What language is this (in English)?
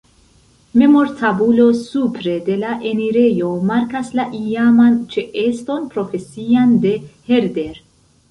Esperanto